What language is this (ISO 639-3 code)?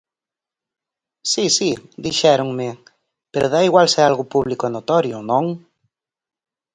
glg